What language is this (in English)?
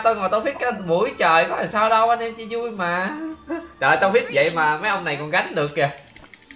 Vietnamese